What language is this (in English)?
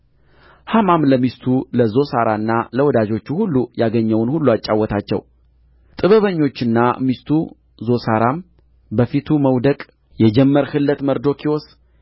Amharic